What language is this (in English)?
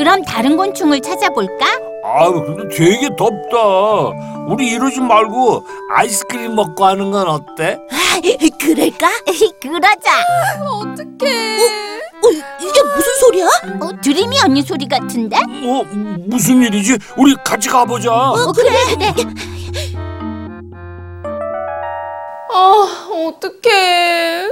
Korean